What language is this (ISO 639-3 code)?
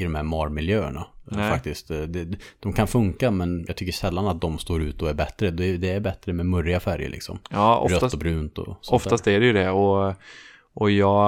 swe